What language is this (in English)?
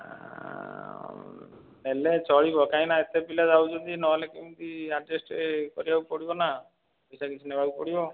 Odia